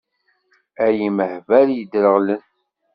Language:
Kabyle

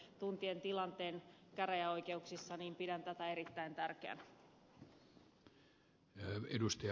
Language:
Finnish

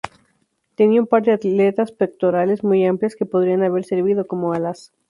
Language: Spanish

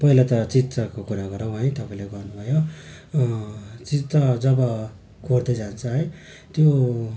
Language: Nepali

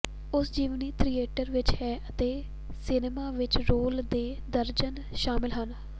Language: Punjabi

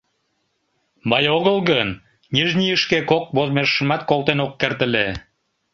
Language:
Mari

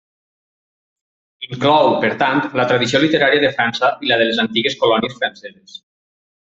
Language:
Catalan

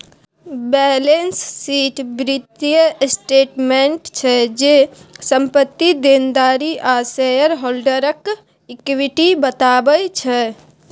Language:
Maithili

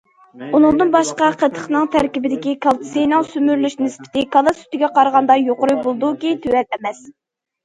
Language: Uyghur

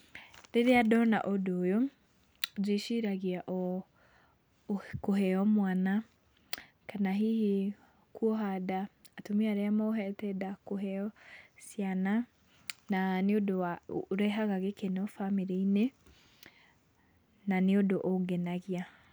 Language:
Kikuyu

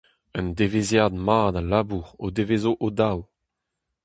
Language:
Breton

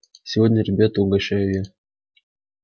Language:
Russian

